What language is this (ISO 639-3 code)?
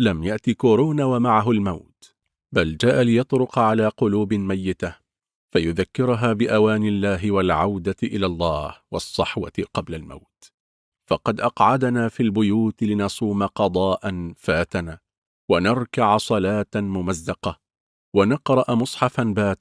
ara